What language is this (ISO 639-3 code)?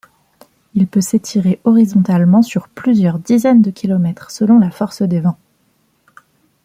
fra